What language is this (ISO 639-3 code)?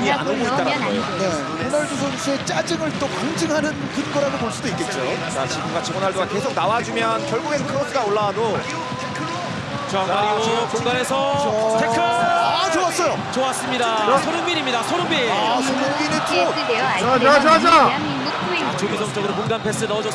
kor